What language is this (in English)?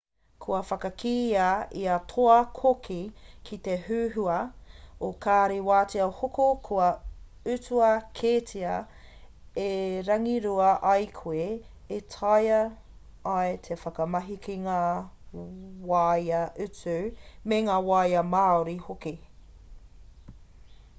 Māori